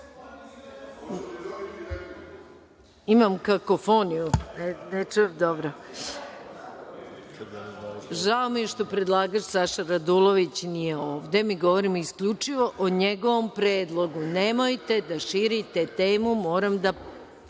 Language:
Serbian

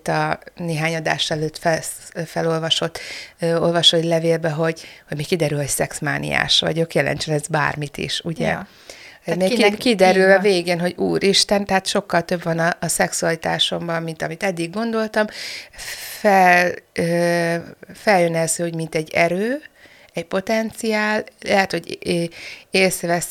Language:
Hungarian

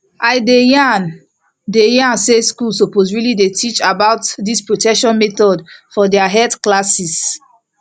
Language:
Nigerian Pidgin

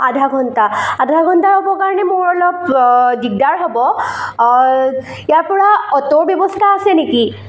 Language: Assamese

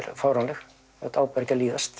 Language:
Icelandic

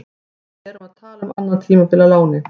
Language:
Icelandic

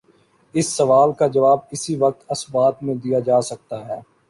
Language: Urdu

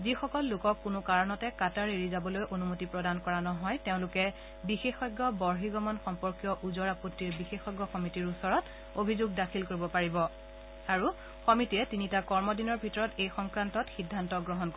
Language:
Assamese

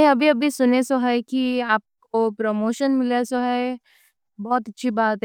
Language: Deccan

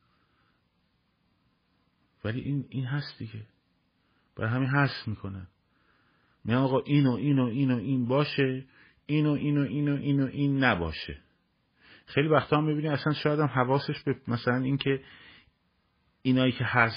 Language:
Persian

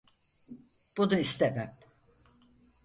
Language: Turkish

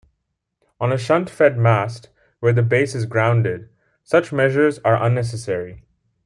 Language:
English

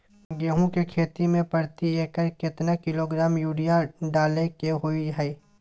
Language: Maithili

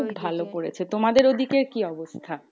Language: Bangla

